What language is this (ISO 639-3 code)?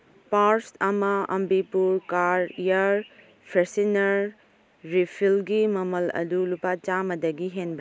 mni